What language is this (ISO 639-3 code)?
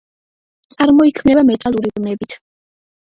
kat